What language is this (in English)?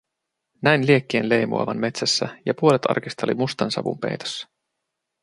Finnish